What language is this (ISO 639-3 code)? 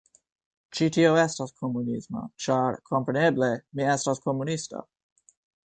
epo